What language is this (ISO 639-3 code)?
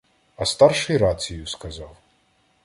ukr